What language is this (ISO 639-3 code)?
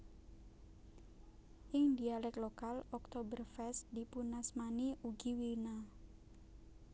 jav